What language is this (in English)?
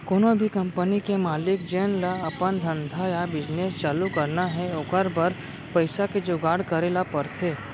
Chhattisgarhi